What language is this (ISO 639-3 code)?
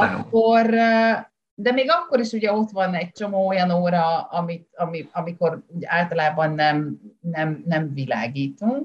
hun